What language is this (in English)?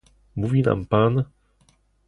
Polish